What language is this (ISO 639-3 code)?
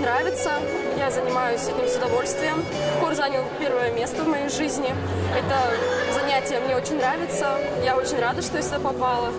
rus